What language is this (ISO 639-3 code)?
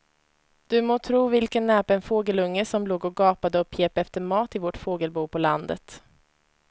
swe